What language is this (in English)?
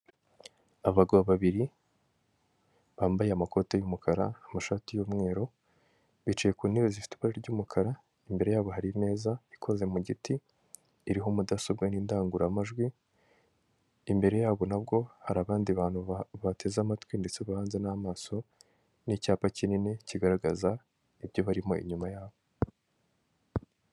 Kinyarwanda